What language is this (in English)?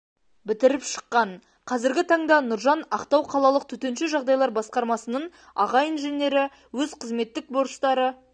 Kazakh